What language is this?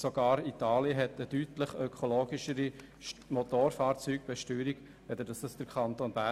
Swiss German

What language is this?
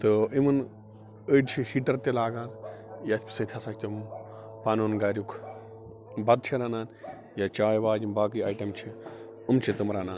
Kashmiri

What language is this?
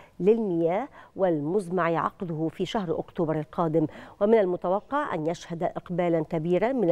Arabic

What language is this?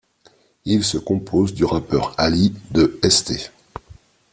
French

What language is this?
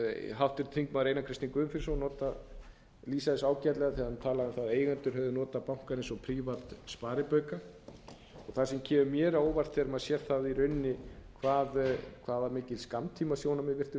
Icelandic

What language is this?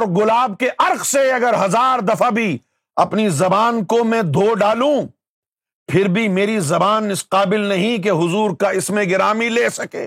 Urdu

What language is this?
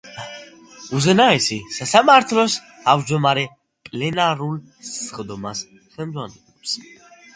Georgian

